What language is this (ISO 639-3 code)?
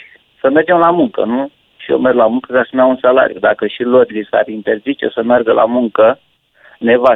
ron